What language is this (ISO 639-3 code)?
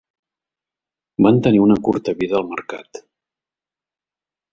cat